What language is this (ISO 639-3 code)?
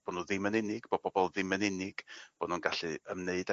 cym